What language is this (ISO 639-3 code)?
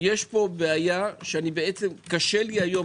heb